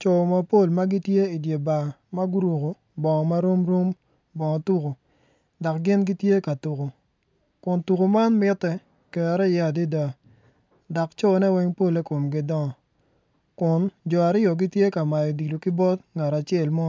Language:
Acoli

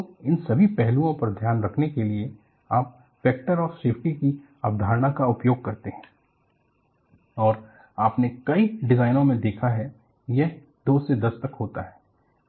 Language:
Hindi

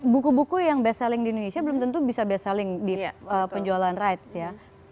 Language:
Indonesian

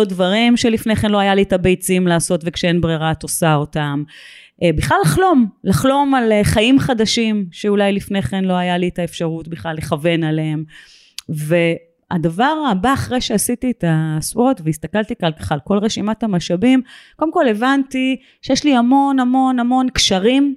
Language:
Hebrew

